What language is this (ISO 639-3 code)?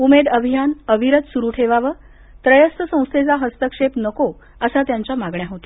mar